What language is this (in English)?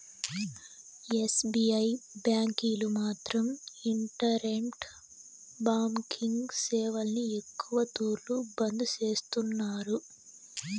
Telugu